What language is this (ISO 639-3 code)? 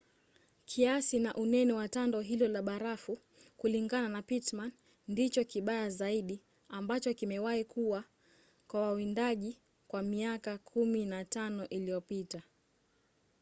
swa